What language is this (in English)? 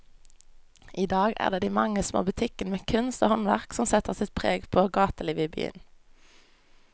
Norwegian